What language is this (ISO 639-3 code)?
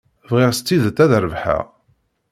kab